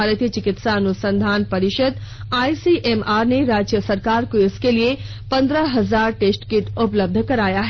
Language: Hindi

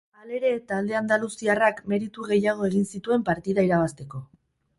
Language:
Basque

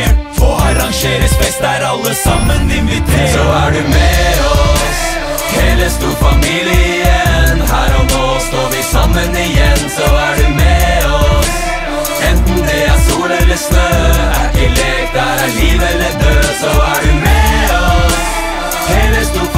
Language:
Norwegian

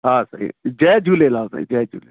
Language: Sindhi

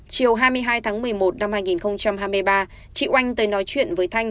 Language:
Vietnamese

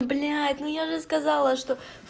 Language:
Russian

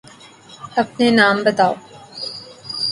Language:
Urdu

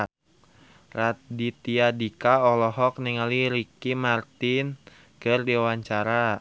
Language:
Sundanese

